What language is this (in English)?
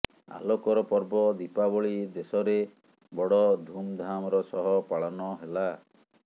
Odia